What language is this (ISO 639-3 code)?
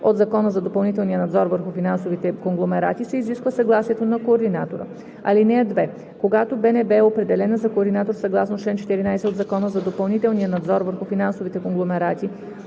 bul